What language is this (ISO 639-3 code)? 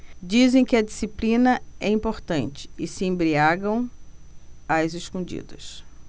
por